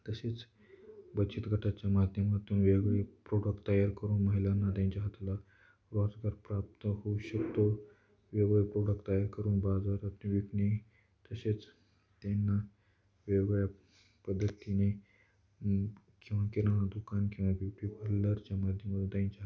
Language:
Marathi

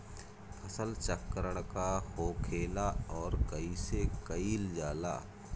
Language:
Bhojpuri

